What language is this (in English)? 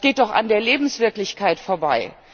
German